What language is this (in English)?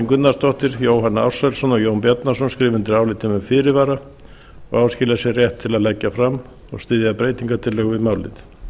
Icelandic